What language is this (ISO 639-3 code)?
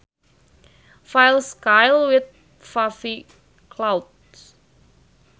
sun